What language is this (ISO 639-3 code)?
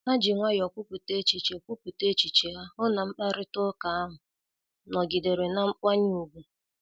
ibo